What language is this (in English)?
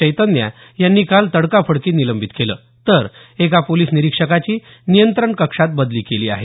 Marathi